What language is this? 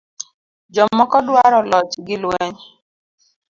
Luo (Kenya and Tanzania)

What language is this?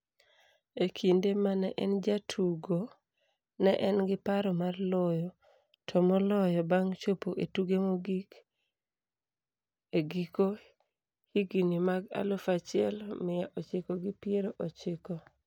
Luo (Kenya and Tanzania)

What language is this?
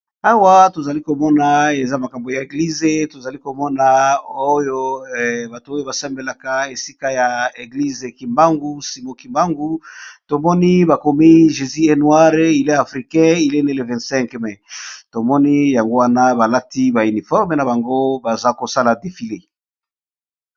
Lingala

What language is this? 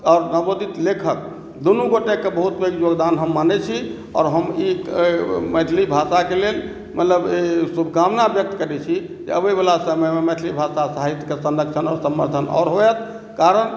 Maithili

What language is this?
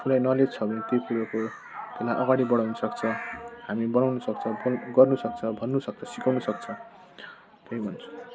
Nepali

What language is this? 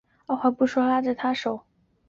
Chinese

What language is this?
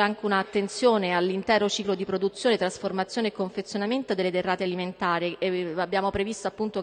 Italian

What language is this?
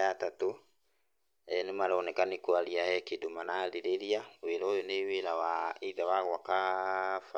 Kikuyu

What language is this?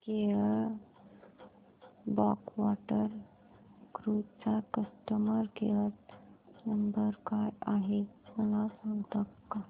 Marathi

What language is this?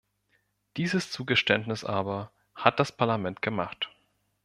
German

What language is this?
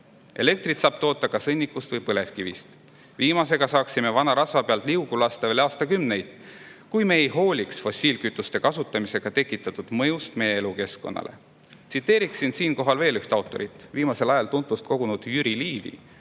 Estonian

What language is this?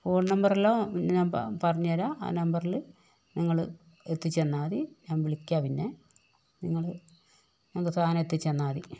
Malayalam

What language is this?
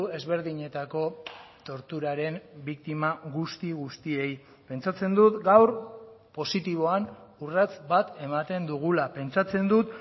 Basque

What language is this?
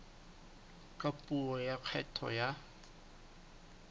Southern Sotho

